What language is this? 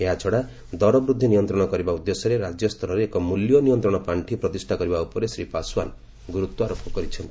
Odia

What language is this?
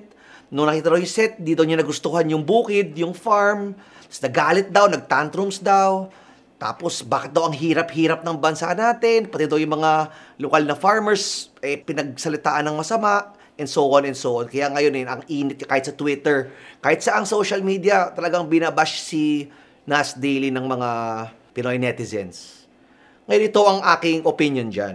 Filipino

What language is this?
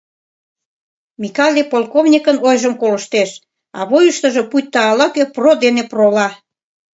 Mari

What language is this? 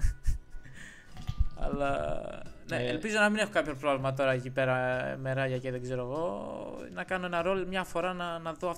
Greek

